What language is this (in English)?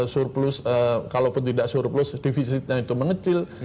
Indonesian